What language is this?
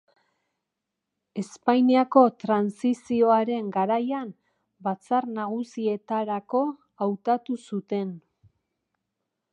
Basque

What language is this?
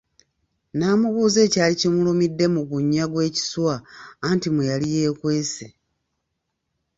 Ganda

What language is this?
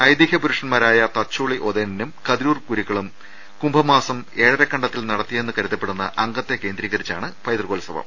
Malayalam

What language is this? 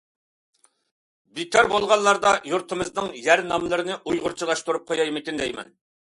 Uyghur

